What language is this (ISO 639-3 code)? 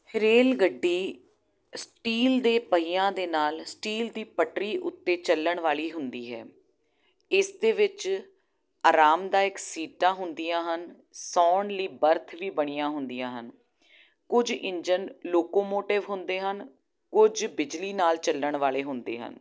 pan